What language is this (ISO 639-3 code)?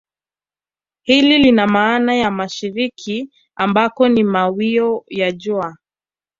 swa